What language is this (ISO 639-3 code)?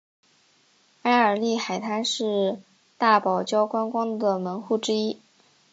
zho